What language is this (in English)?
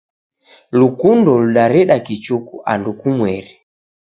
Taita